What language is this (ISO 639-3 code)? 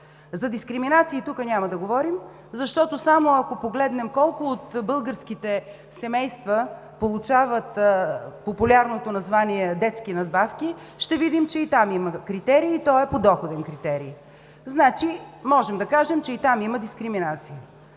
bul